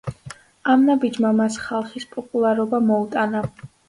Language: Georgian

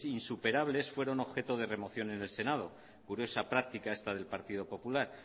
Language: Spanish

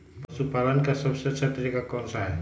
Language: Magahi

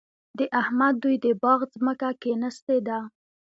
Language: Pashto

